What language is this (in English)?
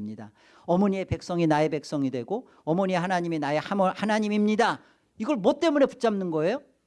Korean